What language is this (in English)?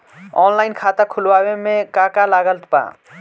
Bhojpuri